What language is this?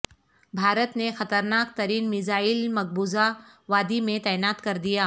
Urdu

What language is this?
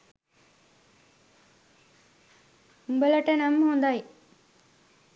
Sinhala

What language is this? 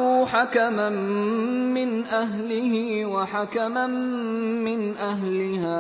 Arabic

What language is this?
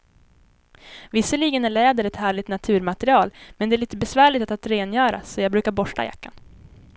Swedish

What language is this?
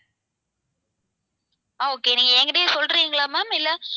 Tamil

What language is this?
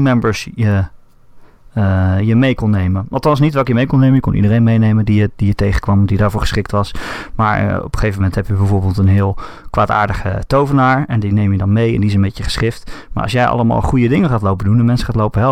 Dutch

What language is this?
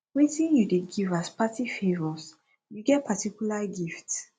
Nigerian Pidgin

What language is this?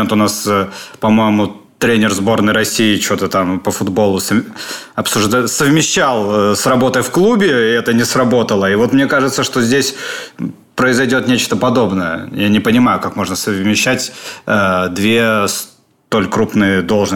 Russian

